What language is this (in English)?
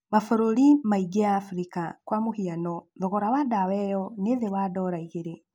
Kikuyu